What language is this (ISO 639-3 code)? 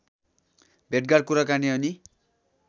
nep